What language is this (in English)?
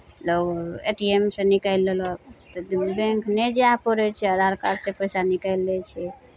Maithili